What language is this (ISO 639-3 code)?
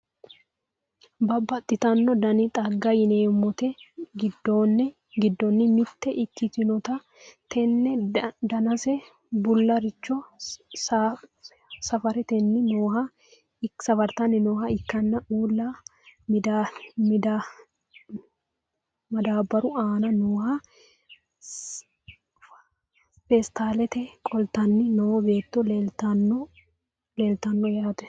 sid